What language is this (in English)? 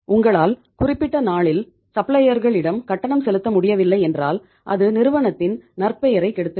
Tamil